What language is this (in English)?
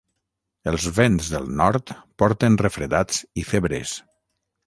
Catalan